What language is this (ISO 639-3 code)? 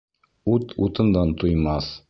bak